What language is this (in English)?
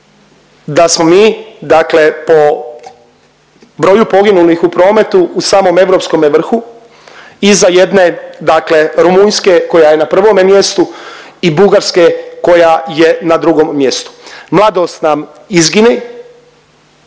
Croatian